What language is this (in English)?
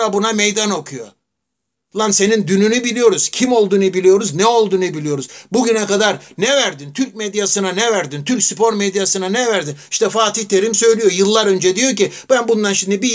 Turkish